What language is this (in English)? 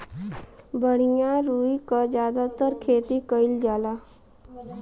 Bhojpuri